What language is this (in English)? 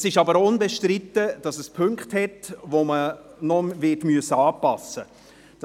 Swiss German